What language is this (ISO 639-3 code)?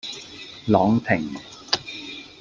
yue